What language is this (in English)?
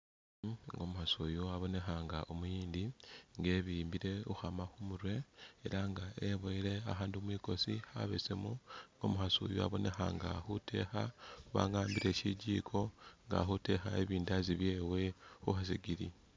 Masaaba